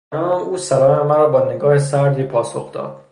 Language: Persian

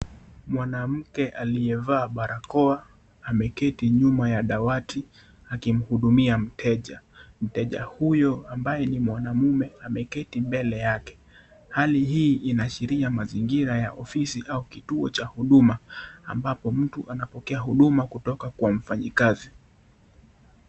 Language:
Swahili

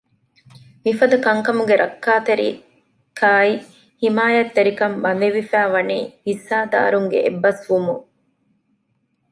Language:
Divehi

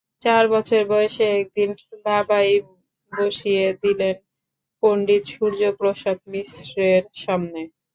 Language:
Bangla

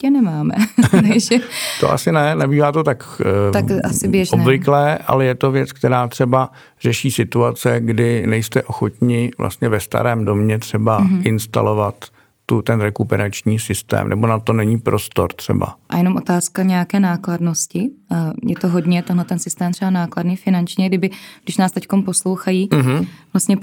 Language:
Czech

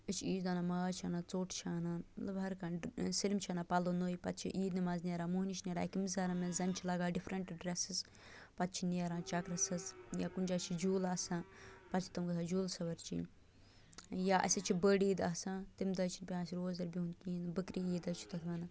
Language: Kashmiri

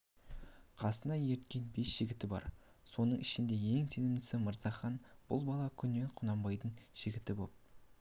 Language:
Kazakh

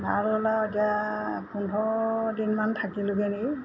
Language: Assamese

